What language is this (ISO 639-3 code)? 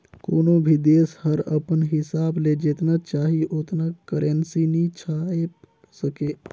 hne